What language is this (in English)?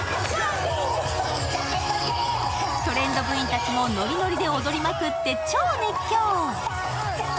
Japanese